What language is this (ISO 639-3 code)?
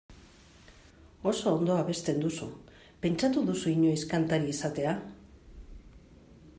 eus